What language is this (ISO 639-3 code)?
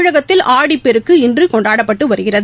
tam